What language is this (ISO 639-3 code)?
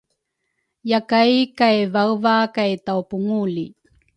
dru